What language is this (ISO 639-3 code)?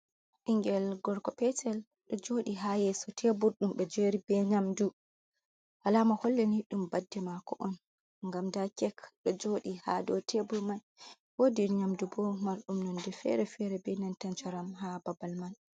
ful